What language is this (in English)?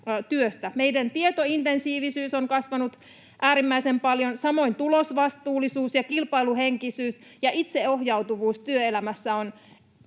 Finnish